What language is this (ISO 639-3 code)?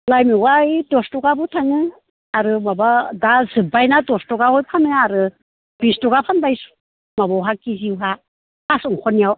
brx